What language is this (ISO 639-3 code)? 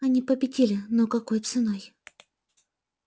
rus